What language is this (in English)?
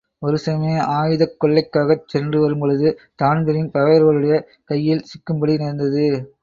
Tamil